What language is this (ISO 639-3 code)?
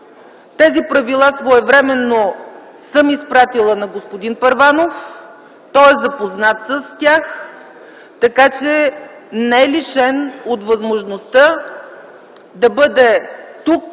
bul